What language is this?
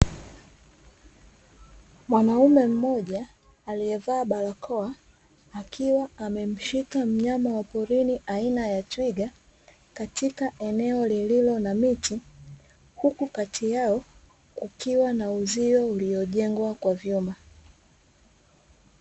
Swahili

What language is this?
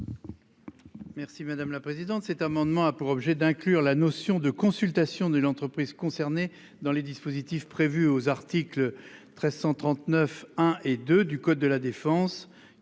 French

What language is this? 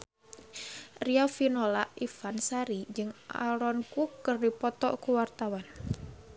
Sundanese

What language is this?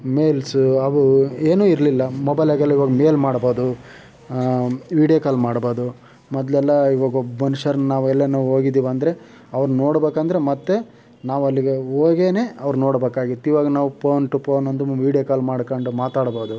Kannada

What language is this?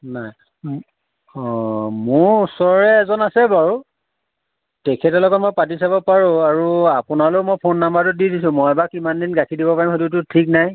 Assamese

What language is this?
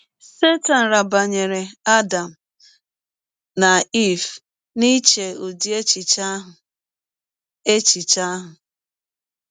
Igbo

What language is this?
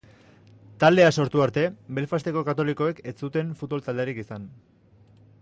Basque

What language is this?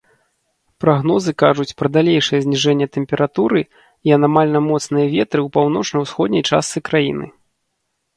Belarusian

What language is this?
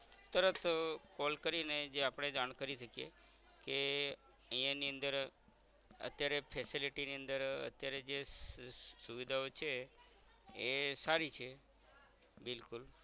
Gujarati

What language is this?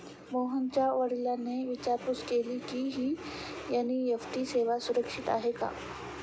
Marathi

